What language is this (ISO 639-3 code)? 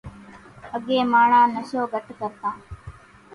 gjk